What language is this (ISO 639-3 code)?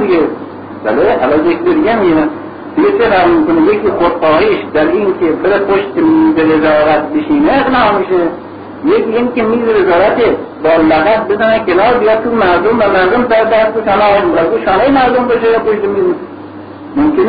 fas